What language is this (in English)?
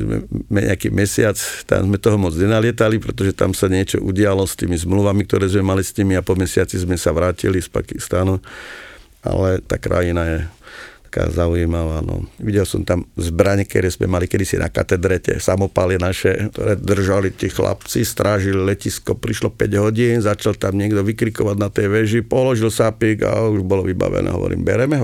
Slovak